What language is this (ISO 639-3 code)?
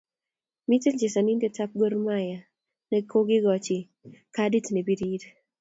kln